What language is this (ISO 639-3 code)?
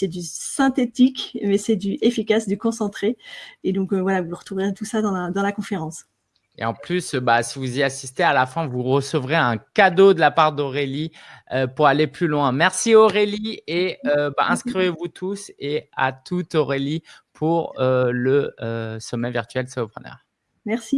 fra